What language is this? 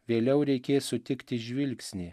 Lithuanian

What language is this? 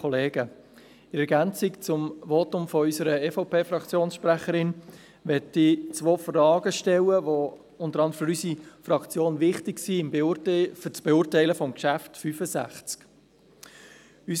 Swiss German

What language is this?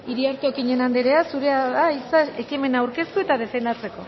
Basque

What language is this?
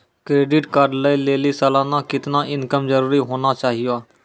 Maithili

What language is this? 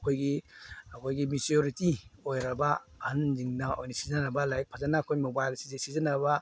Manipuri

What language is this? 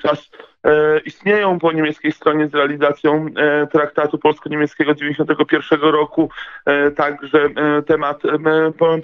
Polish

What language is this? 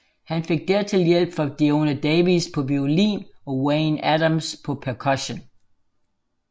Danish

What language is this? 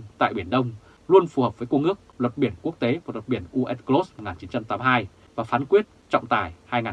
Vietnamese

